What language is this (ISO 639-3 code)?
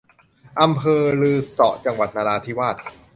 tha